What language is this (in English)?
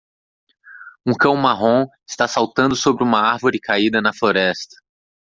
Portuguese